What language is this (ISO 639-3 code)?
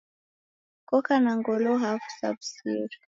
dav